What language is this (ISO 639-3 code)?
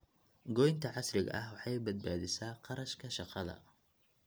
som